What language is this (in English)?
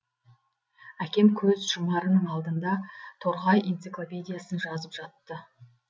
Kazakh